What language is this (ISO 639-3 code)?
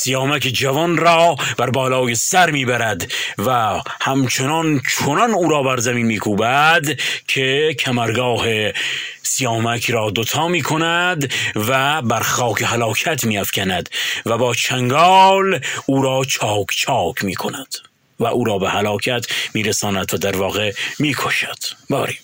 fas